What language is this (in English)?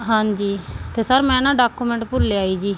Punjabi